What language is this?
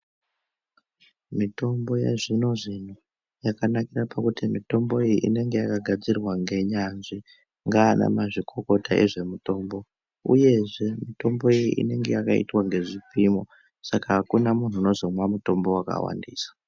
Ndau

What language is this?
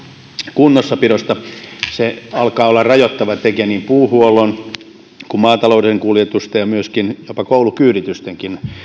Finnish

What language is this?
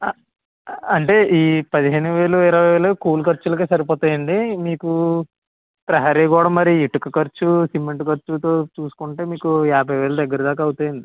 Telugu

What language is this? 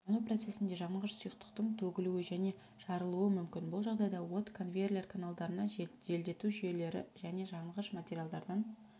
Kazakh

